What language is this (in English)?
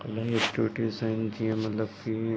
Sindhi